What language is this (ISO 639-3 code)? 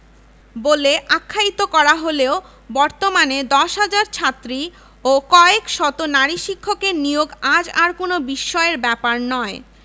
ben